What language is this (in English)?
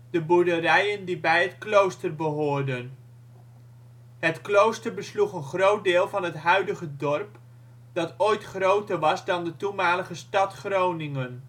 Dutch